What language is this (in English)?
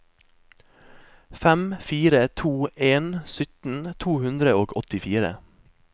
Norwegian